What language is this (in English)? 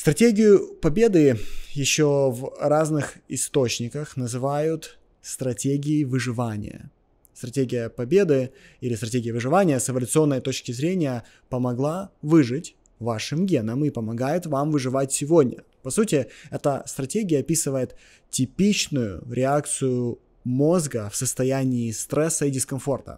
Russian